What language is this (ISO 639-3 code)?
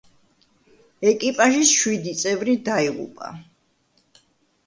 kat